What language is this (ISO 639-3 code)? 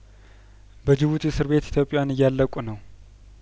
amh